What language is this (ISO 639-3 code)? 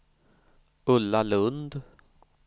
swe